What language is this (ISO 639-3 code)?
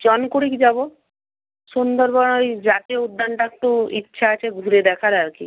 ben